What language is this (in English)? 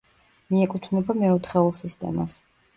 Georgian